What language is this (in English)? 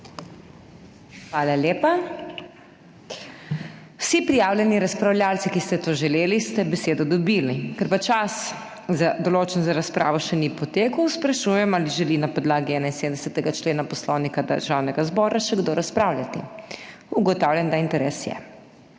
Slovenian